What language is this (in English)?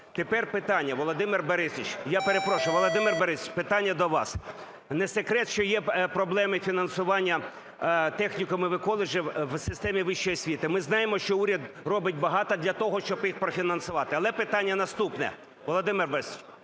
Ukrainian